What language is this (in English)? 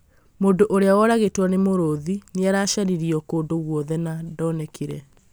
Kikuyu